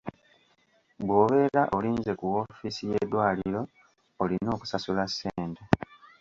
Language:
Ganda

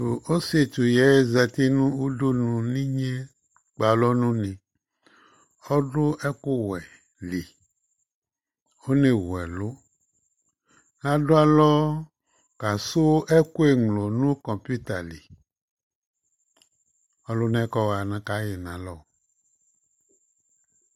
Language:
Ikposo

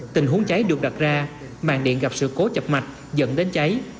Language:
Vietnamese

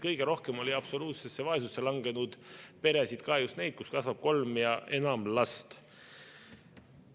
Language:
Estonian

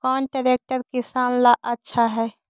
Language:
Magahi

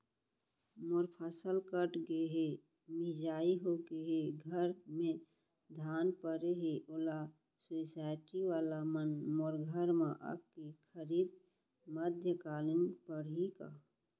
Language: Chhattisgarhi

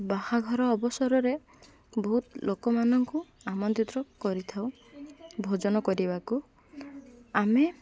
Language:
Odia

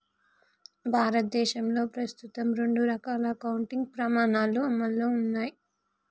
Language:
Telugu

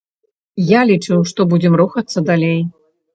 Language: Belarusian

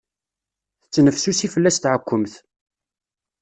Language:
Kabyle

